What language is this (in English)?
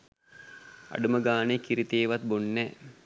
Sinhala